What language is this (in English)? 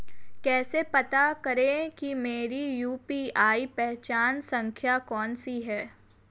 Hindi